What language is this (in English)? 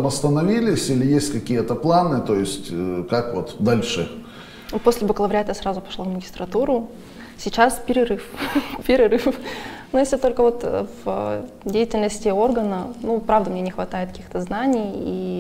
Russian